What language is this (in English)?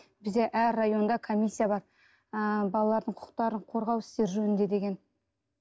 Kazakh